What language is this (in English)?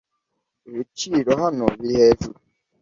Kinyarwanda